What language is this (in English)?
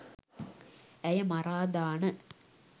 Sinhala